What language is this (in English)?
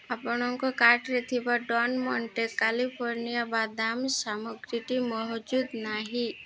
Odia